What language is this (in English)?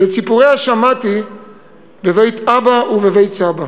Hebrew